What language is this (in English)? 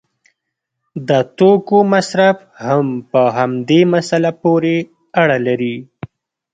Pashto